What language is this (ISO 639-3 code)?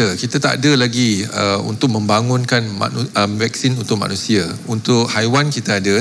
msa